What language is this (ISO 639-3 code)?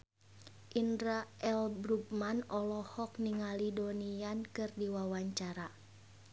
sun